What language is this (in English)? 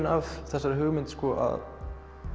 Icelandic